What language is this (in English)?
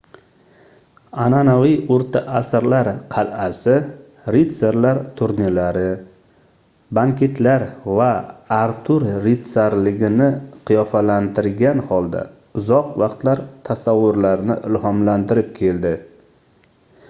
Uzbek